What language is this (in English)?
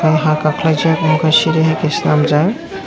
Kok Borok